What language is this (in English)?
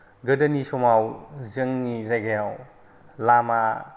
Bodo